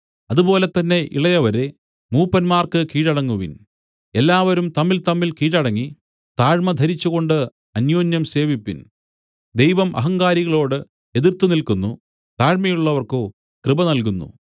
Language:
Malayalam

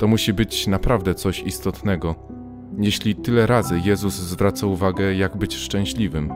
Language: Polish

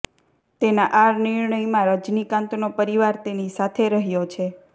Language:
Gujarati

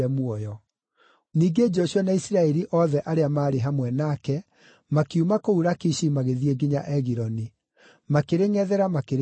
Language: Kikuyu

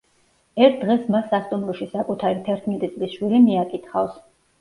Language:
Georgian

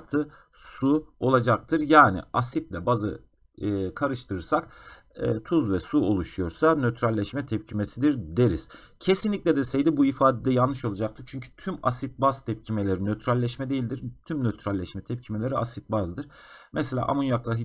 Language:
Turkish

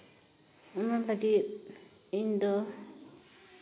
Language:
Santali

